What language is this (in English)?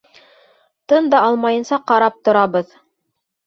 Bashkir